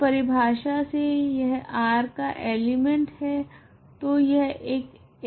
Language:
Hindi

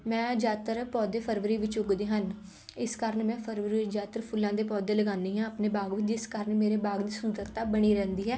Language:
Punjabi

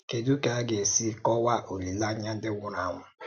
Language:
Igbo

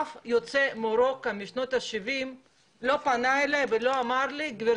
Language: Hebrew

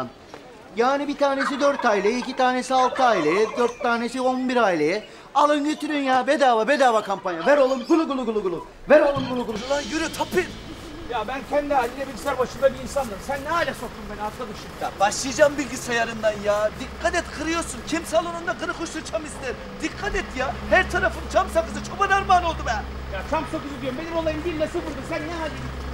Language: Turkish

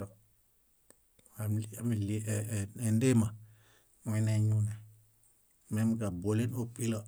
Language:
Bayot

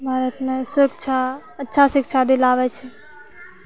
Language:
Maithili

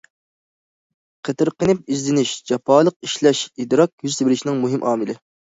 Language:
Uyghur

